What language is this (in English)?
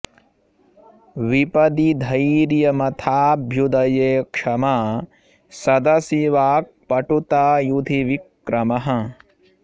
Sanskrit